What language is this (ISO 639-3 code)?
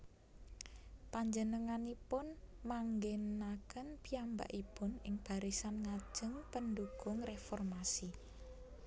jav